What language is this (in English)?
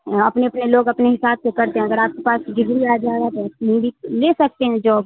Urdu